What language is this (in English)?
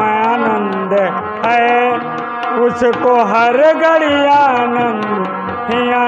Hindi